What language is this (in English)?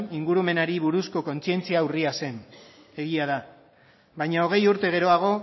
Basque